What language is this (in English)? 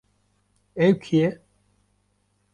Kurdish